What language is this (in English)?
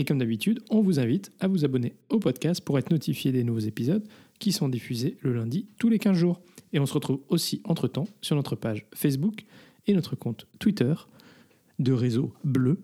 French